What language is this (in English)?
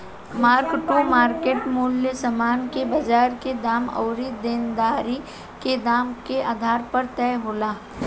Bhojpuri